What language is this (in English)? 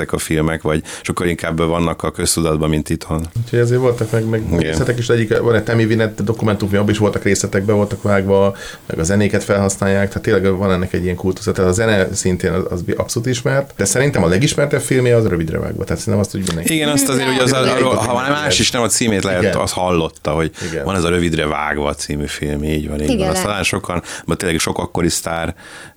Hungarian